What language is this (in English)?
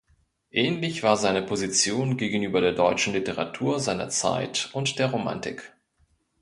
German